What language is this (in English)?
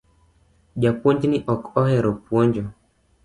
Luo (Kenya and Tanzania)